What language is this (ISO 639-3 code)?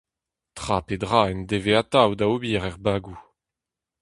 bre